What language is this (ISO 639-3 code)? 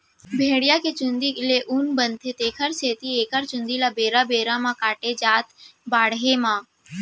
hne